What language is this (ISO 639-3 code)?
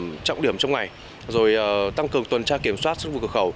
vie